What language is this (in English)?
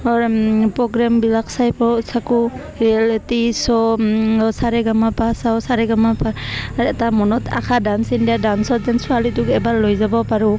Assamese